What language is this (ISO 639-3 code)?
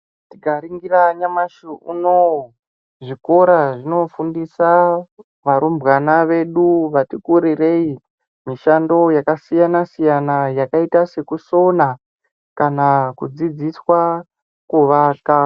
ndc